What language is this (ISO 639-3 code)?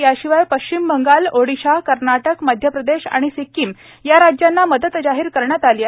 mar